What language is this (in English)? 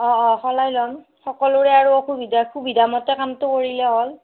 Assamese